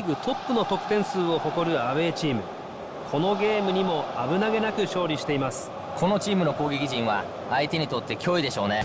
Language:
Japanese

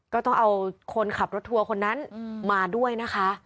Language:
Thai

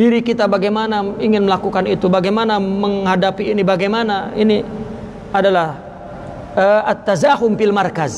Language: Indonesian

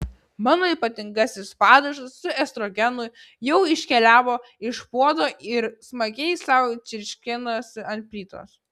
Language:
Lithuanian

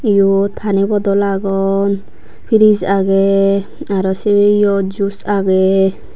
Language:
Chakma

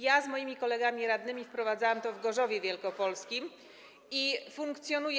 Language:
Polish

